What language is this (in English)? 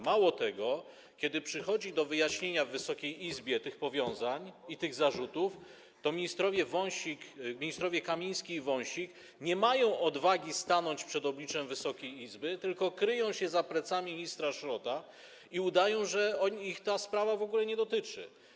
Polish